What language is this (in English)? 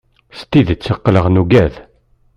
Kabyle